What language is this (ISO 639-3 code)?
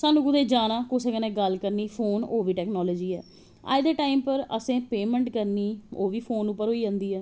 doi